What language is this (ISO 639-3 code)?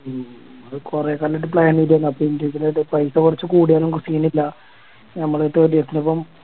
mal